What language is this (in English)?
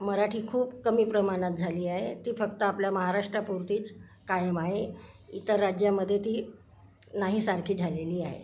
Marathi